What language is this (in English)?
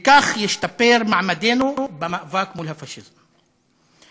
Hebrew